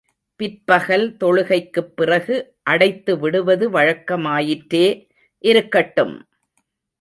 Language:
Tamil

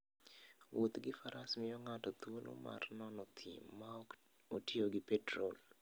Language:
Luo (Kenya and Tanzania)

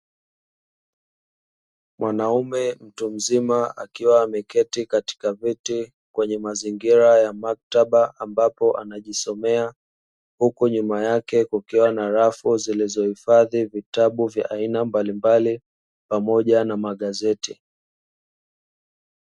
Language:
Swahili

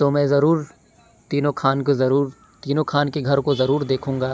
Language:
Urdu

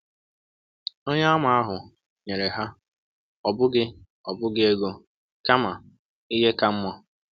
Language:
Igbo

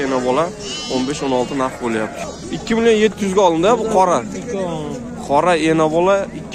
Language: Turkish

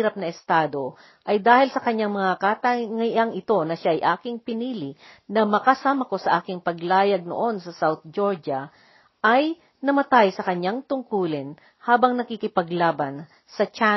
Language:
Filipino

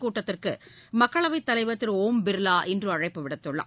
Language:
Tamil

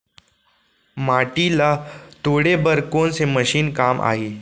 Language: Chhattisgarhi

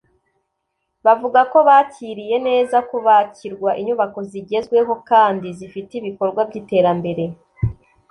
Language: Kinyarwanda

